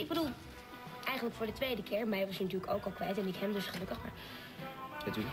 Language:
Dutch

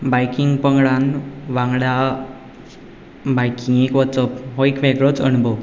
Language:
Konkani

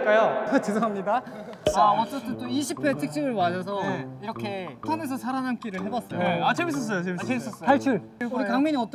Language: Korean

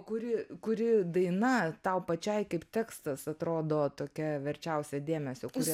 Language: Lithuanian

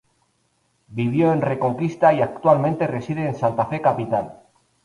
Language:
Spanish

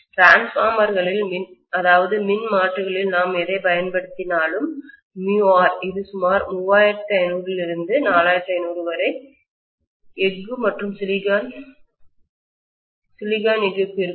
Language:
Tamil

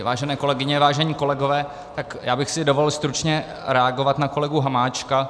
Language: Czech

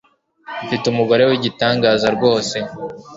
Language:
Kinyarwanda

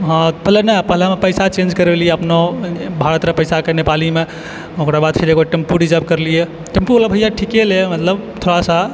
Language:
Maithili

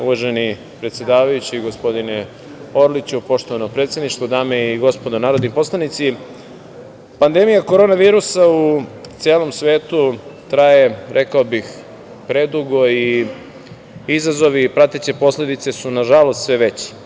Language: Serbian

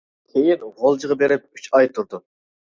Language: Uyghur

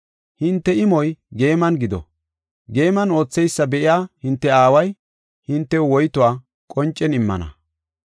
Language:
Gofa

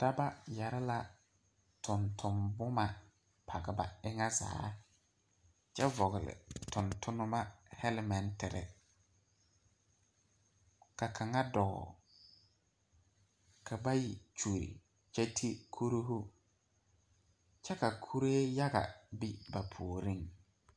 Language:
Southern Dagaare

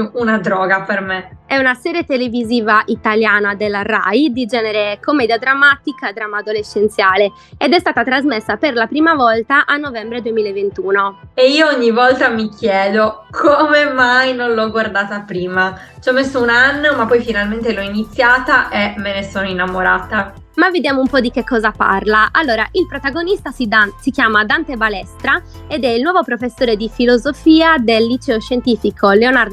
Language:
Italian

